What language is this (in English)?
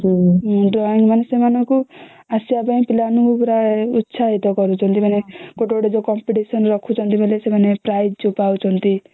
Odia